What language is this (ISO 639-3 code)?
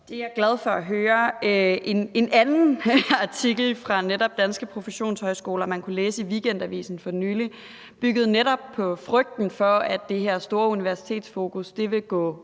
dan